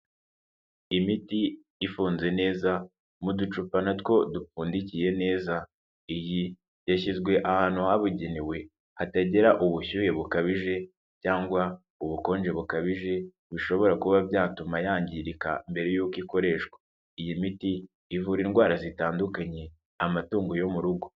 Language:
Kinyarwanda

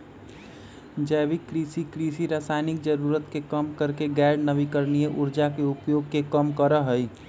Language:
Magahi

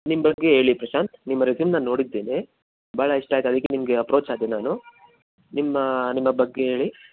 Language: Kannada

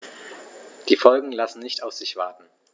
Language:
German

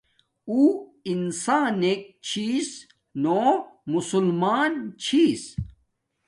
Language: Domaaki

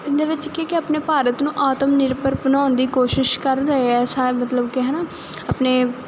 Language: Punjabi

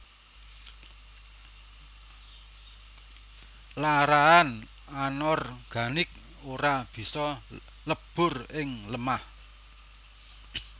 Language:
Javanese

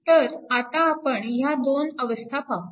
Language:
Marathi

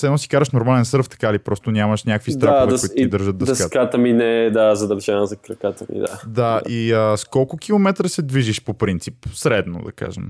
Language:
Bulgarian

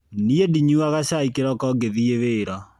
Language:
Kikuyu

